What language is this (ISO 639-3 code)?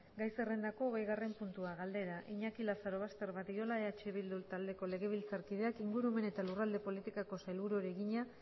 eus